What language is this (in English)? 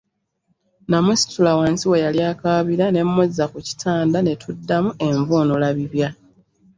Ganda